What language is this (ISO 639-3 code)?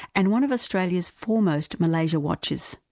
eng